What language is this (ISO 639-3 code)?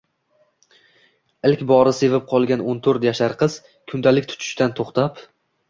uzb